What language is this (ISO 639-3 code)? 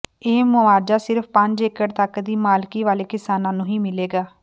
pan